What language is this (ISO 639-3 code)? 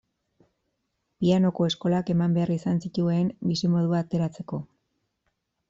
eus